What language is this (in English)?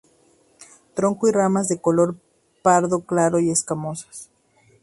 Spanish